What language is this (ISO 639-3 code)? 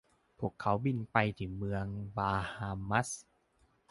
tha